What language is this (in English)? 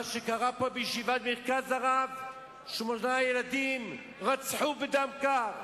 Hebrew